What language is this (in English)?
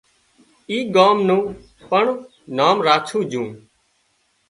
Wadiyara Koli